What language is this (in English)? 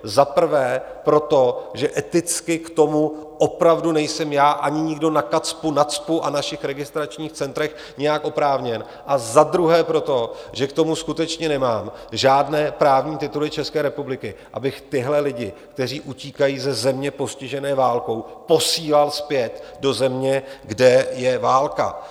Czech